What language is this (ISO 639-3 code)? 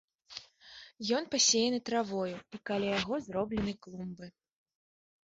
bel